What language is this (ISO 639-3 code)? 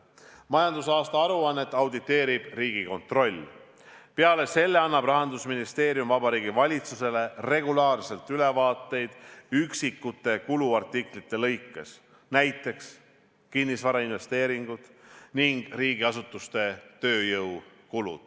est